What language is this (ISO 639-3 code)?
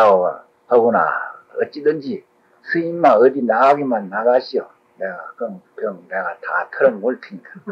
kor